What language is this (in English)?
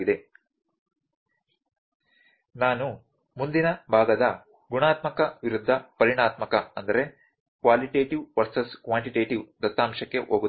Kannada